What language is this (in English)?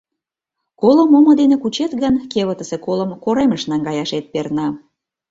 Mari